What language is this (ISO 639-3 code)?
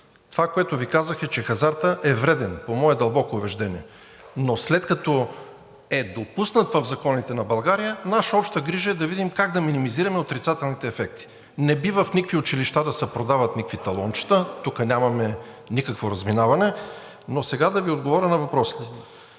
bul